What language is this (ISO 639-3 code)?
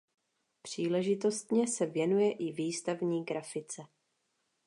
ces